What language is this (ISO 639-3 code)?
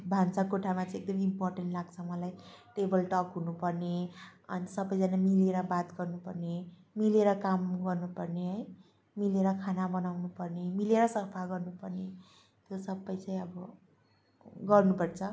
nep